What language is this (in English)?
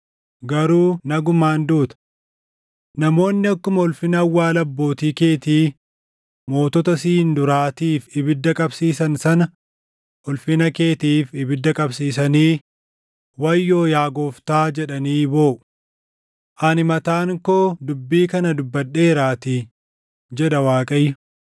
Oromo